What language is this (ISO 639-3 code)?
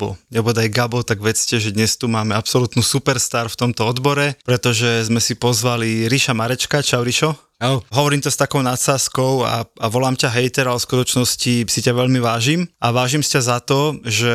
slk